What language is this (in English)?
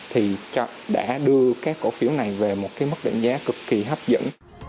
Vietnamese